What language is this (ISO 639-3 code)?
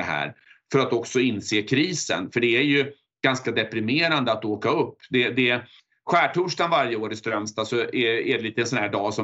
swe